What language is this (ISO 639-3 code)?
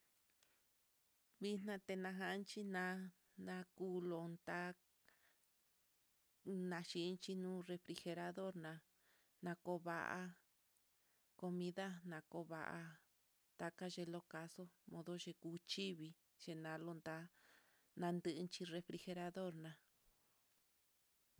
vmm